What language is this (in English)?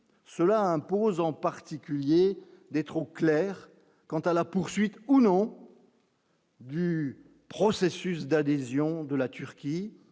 French